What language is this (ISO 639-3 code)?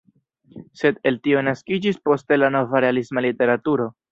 epo